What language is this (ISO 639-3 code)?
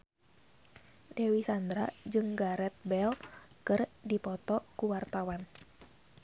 sun